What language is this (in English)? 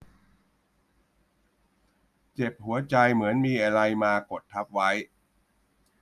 Thai